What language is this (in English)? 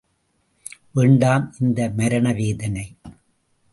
Tamil